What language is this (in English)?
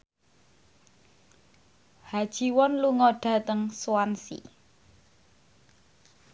Javanese